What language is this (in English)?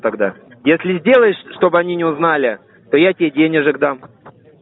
Russian